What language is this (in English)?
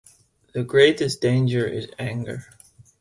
English